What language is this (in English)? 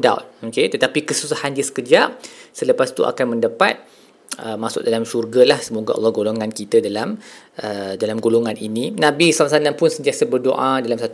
Malay